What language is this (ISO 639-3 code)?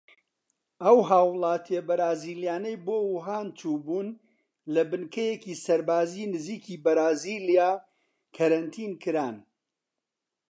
ckb